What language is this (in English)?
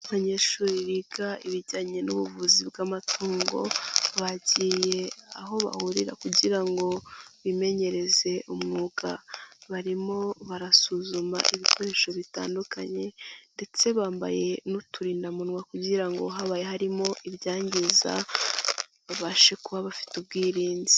Kinyarwanda